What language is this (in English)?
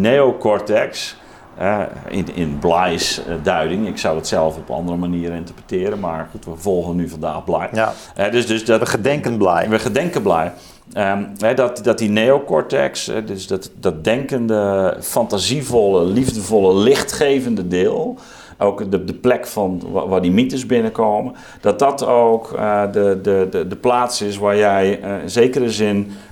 Dutch